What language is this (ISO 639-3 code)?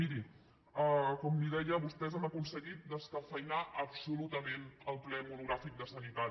cat